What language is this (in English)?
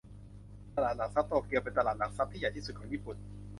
Thai